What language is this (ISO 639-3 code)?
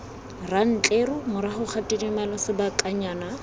tsn